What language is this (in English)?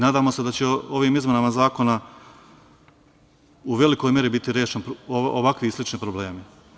Serbian